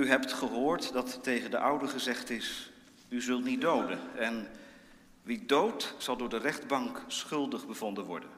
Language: Dutch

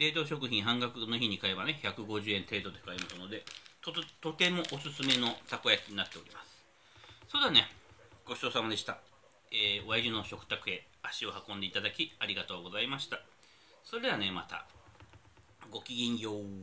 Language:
Japanese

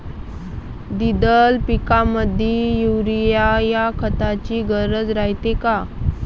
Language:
Marathi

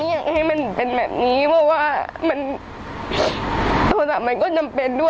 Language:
Thai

